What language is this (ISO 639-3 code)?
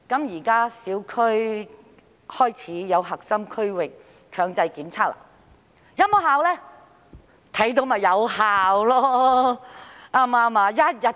yue